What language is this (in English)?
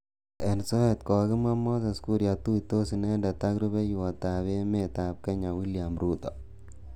Kalenjin